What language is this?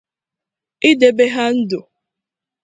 Igbo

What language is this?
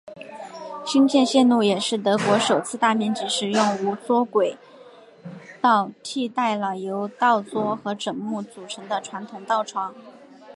Chinese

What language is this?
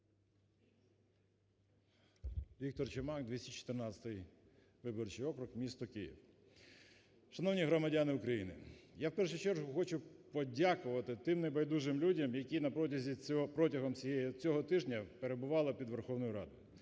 Ukrainian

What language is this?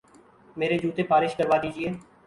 Urdu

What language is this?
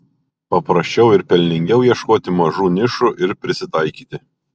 Lithuanian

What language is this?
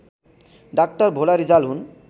Nepali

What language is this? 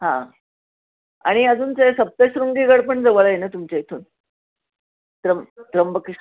Marathi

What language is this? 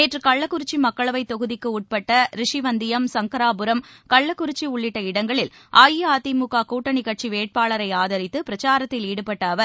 Tamil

